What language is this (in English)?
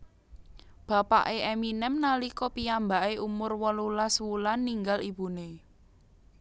Javanese